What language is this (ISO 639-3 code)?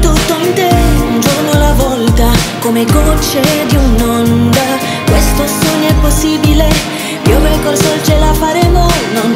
ita